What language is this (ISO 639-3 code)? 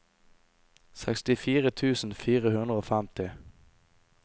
nor